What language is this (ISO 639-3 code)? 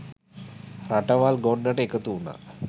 sin